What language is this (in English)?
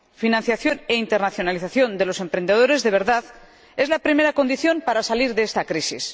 Spanish